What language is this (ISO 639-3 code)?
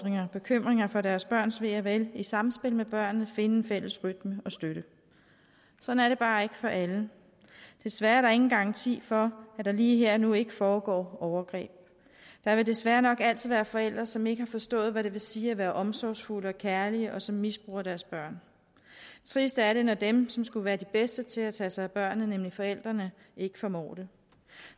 dan